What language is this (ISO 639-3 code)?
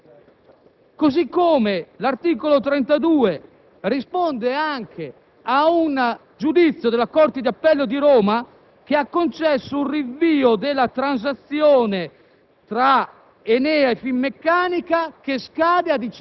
ita